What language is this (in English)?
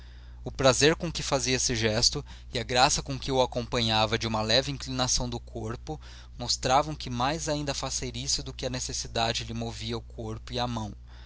Portuguese